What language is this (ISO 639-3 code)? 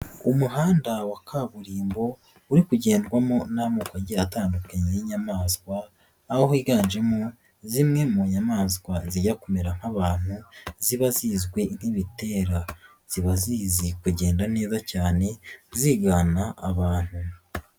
kin